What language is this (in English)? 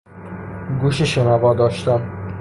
Persian